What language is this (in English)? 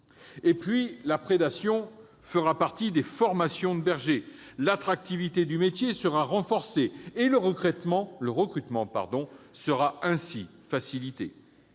French